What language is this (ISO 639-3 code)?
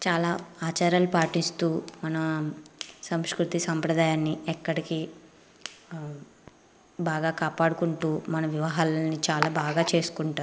tel